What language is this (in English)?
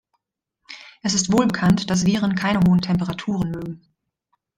German